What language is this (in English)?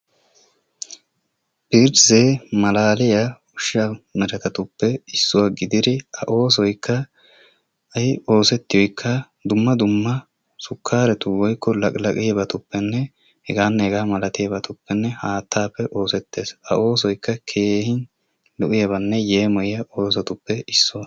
Wolaytta